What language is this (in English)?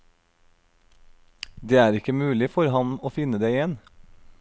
Norwegian